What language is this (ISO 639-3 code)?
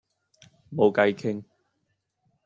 yue